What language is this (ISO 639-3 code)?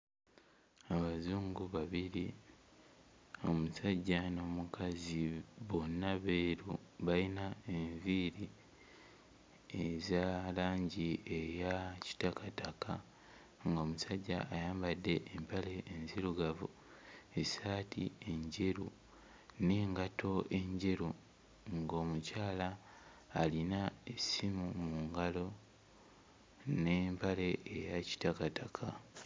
lug